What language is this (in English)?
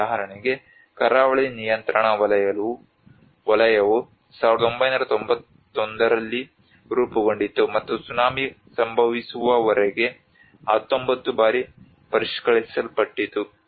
Kannada